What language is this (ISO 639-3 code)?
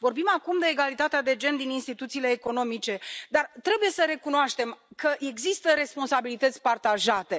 ron